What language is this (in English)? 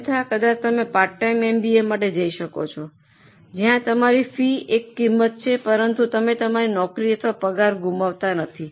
Gujarati